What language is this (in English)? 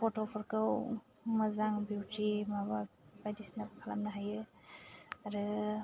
Bodo